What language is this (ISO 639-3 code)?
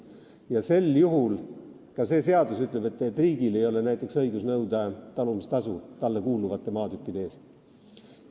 est